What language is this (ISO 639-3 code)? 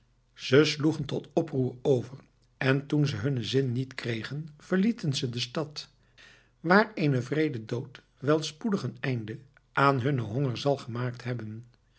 nld